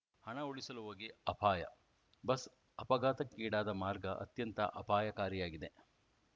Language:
Kannada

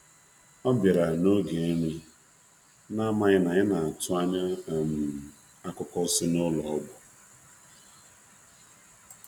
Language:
Igbo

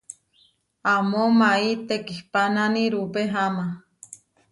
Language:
Huarijio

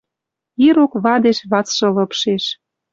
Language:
Western Mari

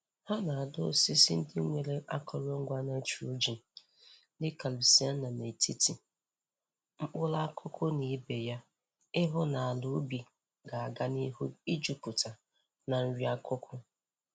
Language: Igbo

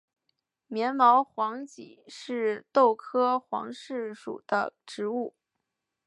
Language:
Chinese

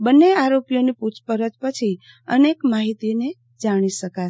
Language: Gujarati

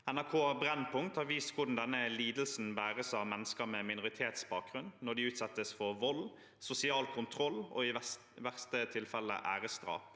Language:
Norwegian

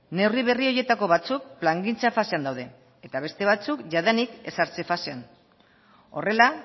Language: Basque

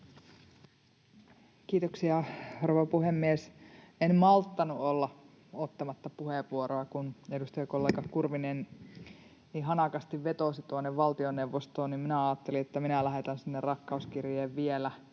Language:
Finnish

